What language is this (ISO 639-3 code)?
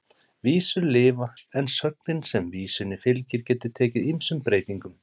isl